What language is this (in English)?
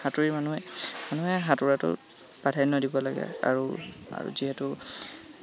Assamese